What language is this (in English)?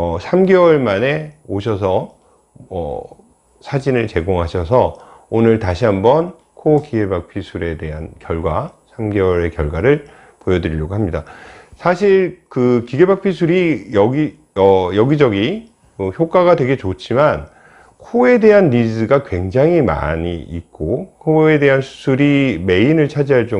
Korean